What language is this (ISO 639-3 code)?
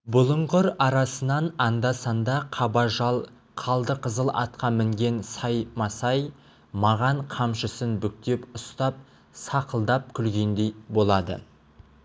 kaz